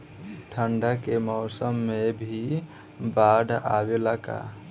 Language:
Bhojpuri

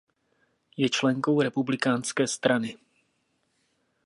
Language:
Czech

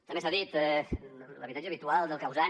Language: Catalan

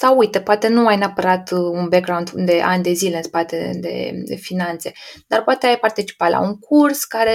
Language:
Romanian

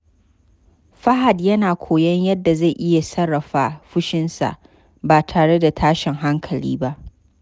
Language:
Hausa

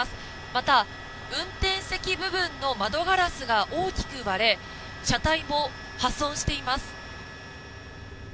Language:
Japanese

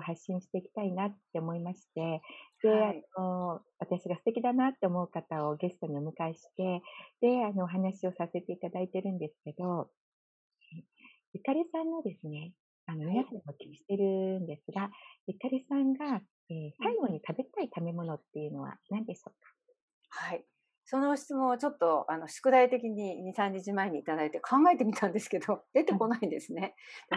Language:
Japanese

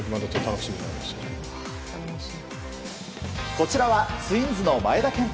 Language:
Japanese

